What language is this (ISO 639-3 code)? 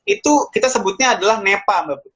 ind